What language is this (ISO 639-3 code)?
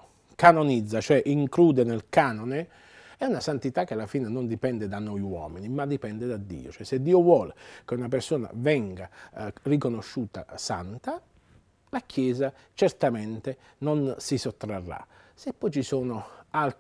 ita